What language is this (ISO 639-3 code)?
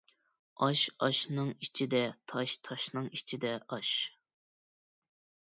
uig